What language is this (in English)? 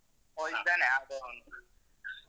Kannada